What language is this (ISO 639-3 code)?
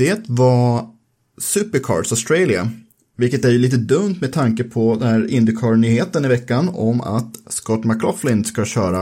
swe